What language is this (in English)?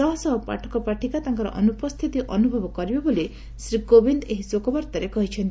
Odia